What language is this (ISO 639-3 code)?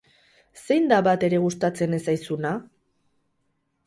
eus